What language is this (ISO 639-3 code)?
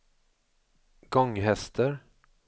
swe